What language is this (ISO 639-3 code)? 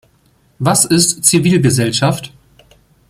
deu